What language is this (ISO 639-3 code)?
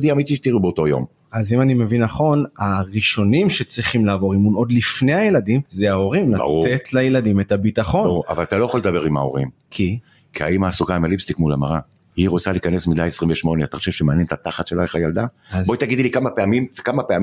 heb